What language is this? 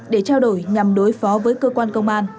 Vietnamese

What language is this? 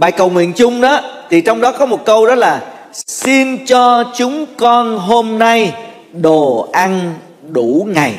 Vietnamese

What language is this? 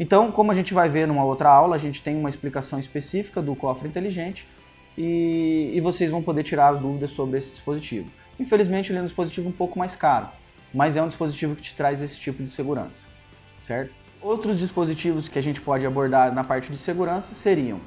Portuguese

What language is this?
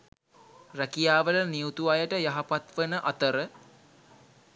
Sinhala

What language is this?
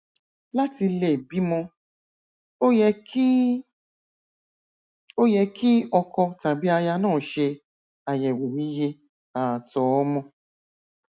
Yoruba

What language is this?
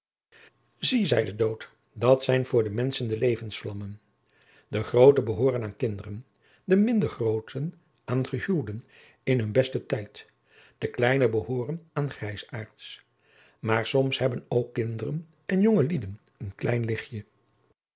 Dutch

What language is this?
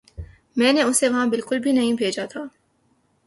Urdu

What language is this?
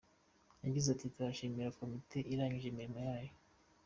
Kinyarwanda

